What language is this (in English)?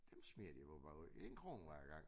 Danish